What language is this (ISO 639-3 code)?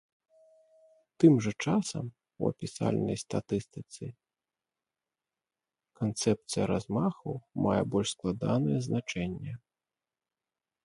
bel